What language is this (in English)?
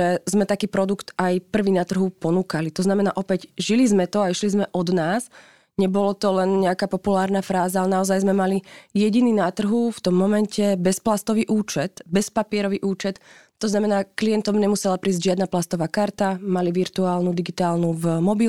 Slovak